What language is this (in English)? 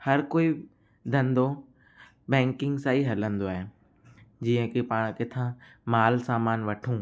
Sindhi